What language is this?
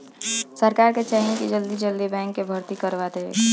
Bhojpuri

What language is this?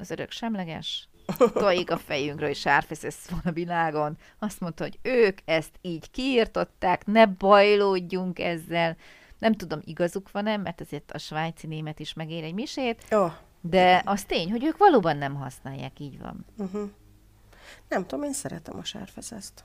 Hungarian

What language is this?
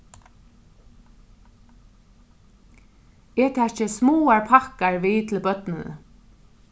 Faroese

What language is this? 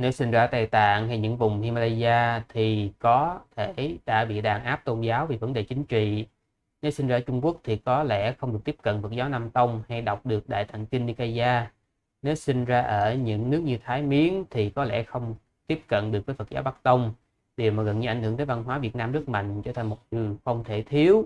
Vietnamese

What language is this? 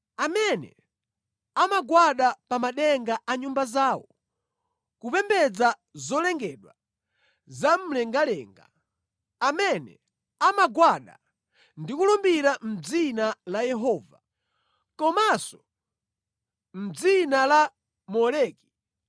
Nyanja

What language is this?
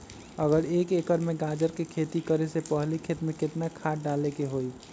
Magahi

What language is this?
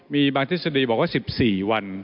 Thai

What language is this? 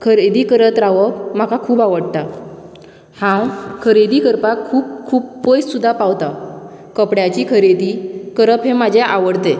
Konkani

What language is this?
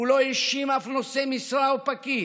Hebrew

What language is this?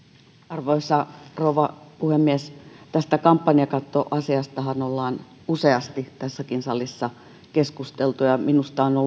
Finnish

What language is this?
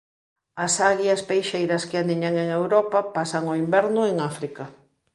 Galician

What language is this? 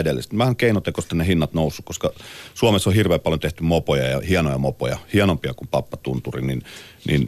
Finnish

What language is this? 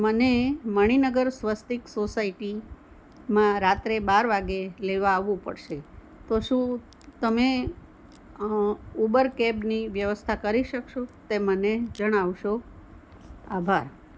Gujarati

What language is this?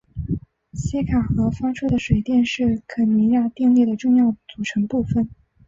Chinese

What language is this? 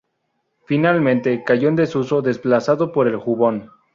Spanish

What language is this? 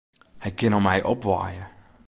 Western Frisian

